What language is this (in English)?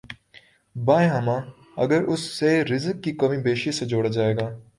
Urdu